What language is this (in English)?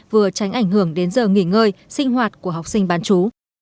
Vietnamese